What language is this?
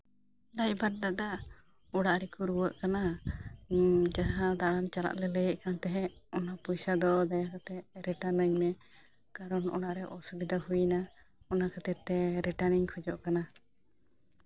Santali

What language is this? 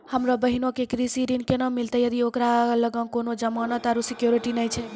Maithili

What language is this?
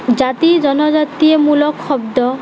Assamese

